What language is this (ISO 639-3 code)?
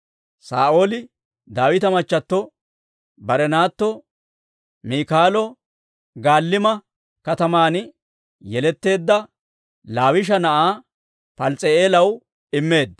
dwr